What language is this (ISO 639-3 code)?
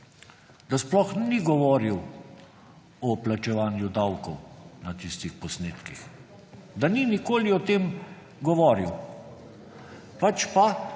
slv